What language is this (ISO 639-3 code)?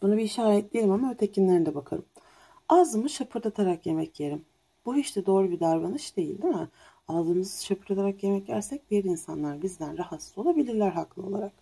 tur